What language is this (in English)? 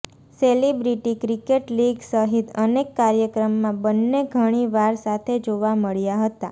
Gujarati